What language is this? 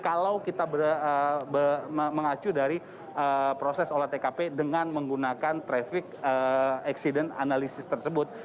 Indonesian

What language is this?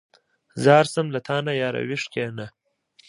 Pashto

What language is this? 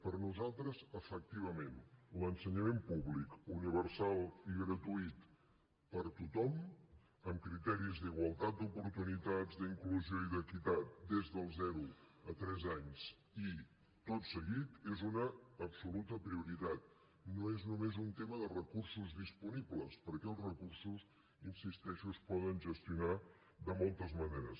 Catalan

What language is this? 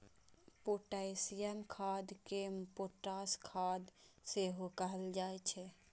Maithili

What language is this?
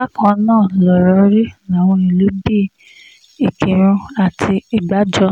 Yoruba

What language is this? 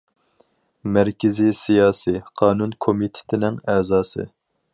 Uyghur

